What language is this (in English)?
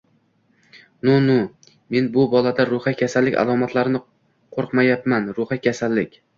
Uzbek